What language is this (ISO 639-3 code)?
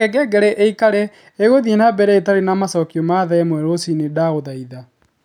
kik